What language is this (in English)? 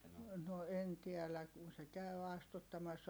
Finnish